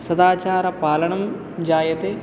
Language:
Sanskrit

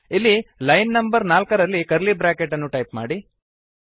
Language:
Kannada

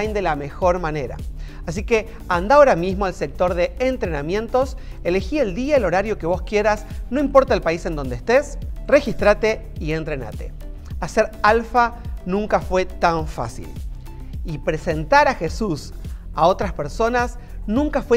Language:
Spanish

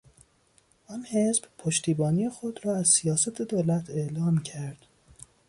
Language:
Persian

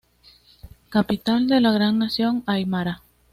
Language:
Spanish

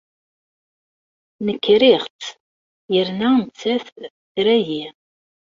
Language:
Kabyle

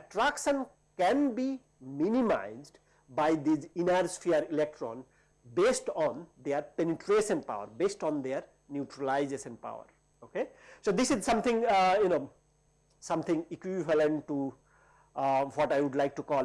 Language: English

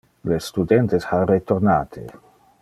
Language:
Interlingua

